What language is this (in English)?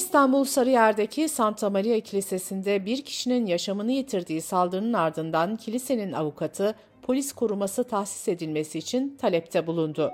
Turkish